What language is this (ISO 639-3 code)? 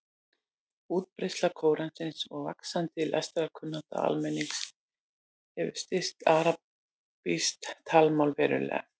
isl